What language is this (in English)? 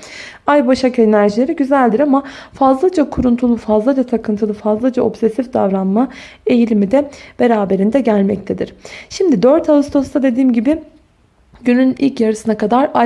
Turkish